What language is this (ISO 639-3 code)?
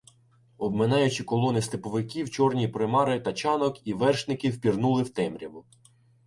ukr